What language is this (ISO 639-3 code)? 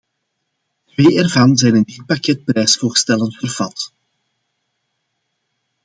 nld